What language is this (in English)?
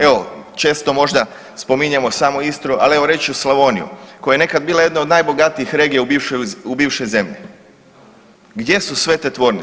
Croatian